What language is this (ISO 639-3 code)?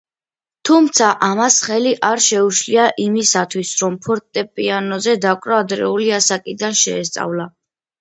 kat